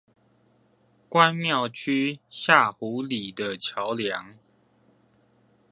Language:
Chinese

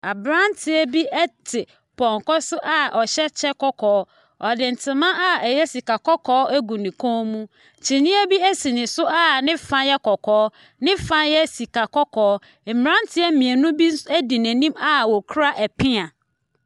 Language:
Akan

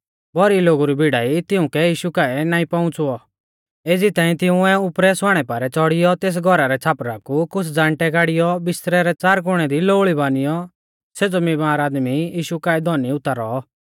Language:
Mahasu Pahari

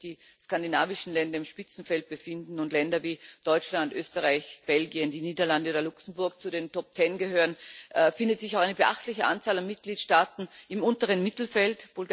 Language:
German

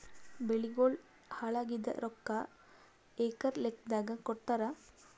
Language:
Kannada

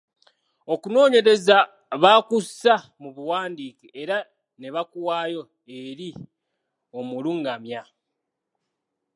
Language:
Ganda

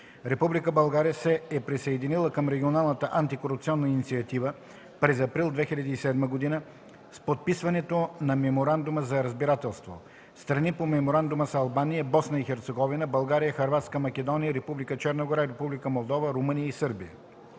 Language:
Bulgarian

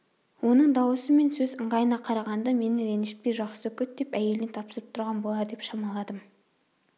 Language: Kazakh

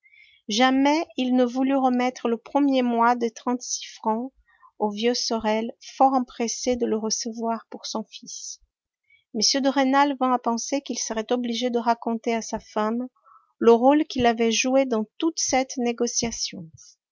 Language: French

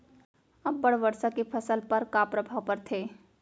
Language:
Chhattisgarhi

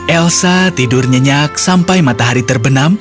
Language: Indonesian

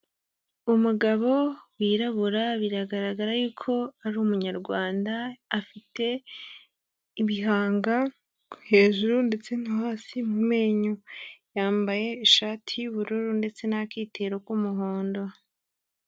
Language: Kinyarwanda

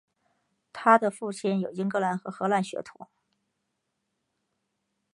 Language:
Chinese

